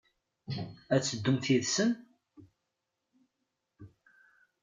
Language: Kabyle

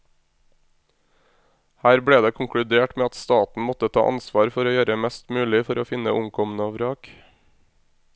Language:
Norwegian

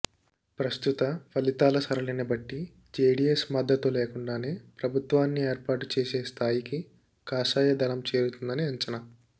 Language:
Telugu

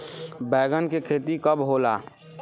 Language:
Bhojpuri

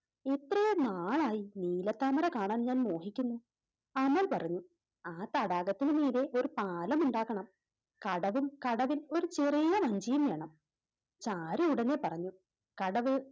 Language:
Malayalam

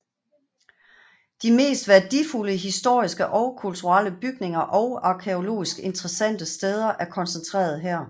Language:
Danish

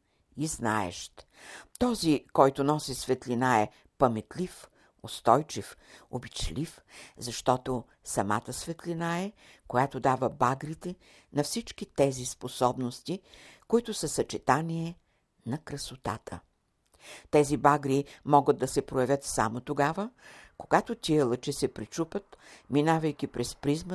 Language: Bulgarian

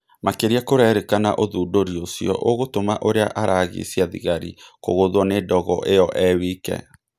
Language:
Kikuyu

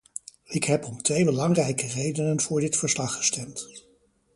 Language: Dutch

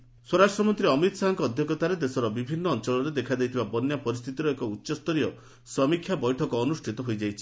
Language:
Odia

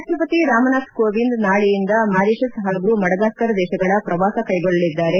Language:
Kannada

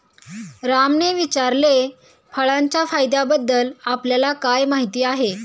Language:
Marathi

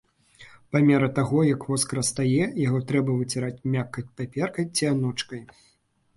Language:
Belarusian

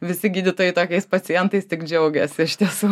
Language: Lithuanian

